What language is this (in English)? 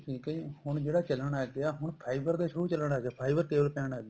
Punjabi